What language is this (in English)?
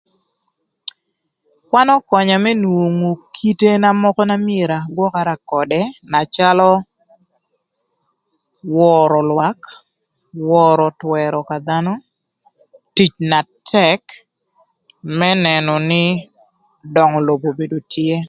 Thur